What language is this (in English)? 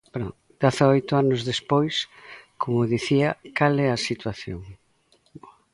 Galician